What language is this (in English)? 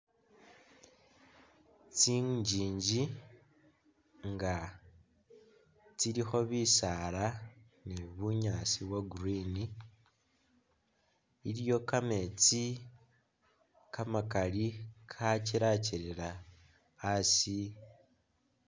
Masaaba